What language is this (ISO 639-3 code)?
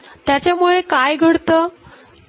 mar